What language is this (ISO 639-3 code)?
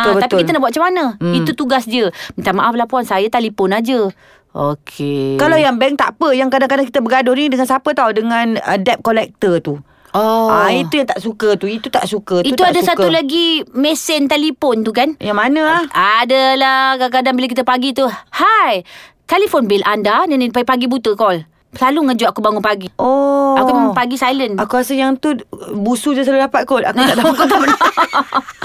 msa